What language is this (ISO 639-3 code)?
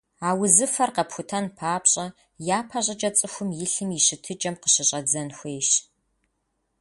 kbd